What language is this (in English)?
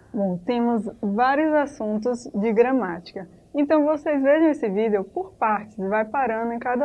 Portuguese